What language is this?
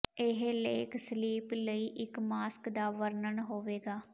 Punjabi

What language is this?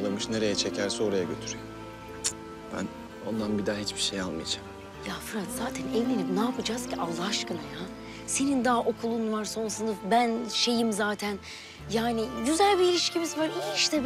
Turkish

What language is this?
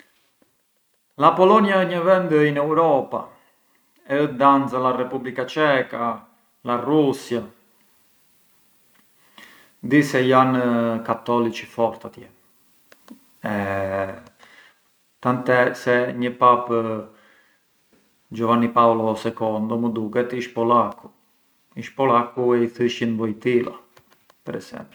Arbëreshë Albanian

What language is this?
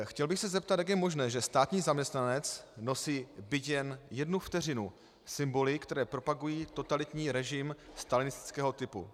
Czech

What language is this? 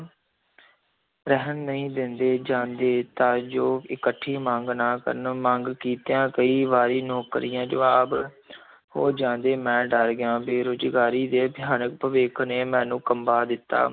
Punjabi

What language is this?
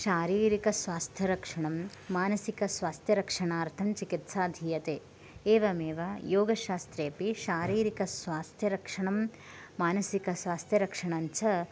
Sanskrit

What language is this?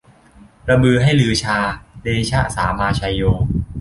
Thai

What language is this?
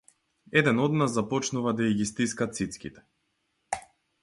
Macedonian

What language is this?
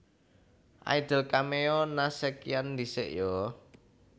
Javanese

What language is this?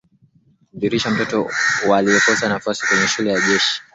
Swahili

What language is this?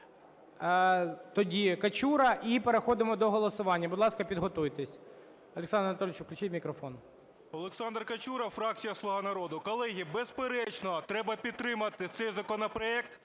Ukrainian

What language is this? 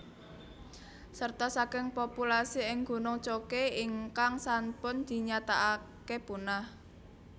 Javanese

